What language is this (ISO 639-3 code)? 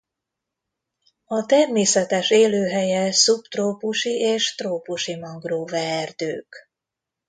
hun